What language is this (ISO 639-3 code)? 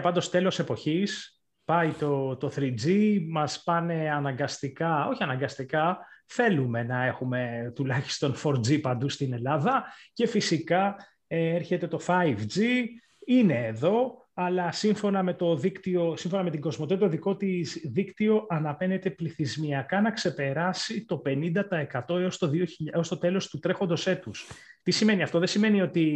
ell